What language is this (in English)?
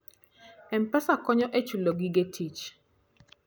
Luo (Kenya and Tanzania)